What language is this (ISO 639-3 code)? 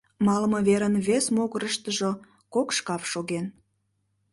chm